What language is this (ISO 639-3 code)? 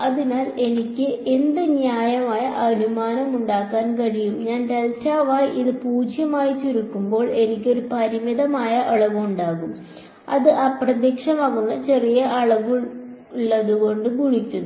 mal